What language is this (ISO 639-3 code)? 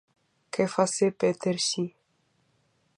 ina